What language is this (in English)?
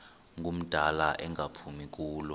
Xhosa